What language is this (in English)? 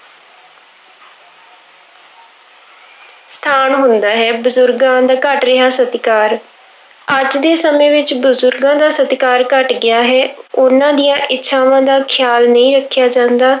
Punjabi